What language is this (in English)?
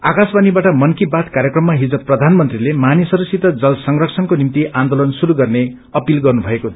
Nepali